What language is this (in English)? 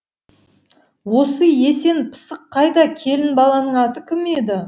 Kazakh